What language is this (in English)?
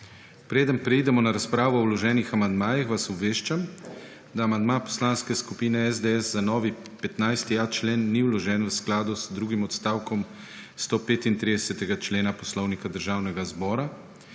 Slovenian